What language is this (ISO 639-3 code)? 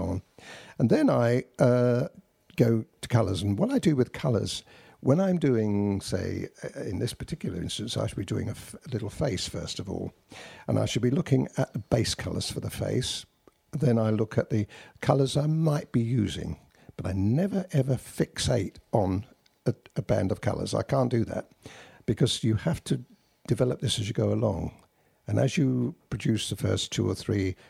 eng